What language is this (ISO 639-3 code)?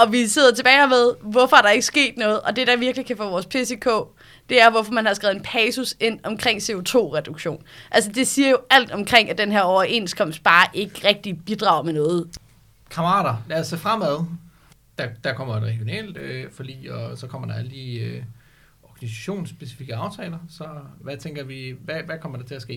dan